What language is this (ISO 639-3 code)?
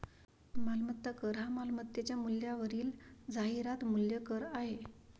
mar